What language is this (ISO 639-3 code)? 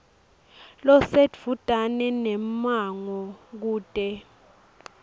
ssw